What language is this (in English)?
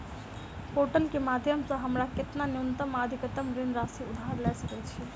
Maithili